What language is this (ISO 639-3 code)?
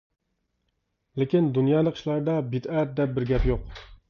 uig